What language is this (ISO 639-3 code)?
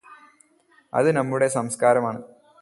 mal